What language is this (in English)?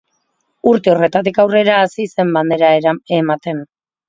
Basque